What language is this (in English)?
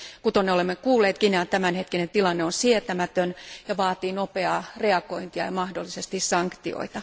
Finnish